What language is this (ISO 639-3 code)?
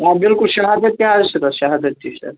kas